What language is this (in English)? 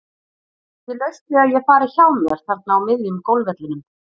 Icelandic